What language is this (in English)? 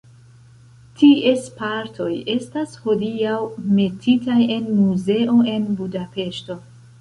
Esperanto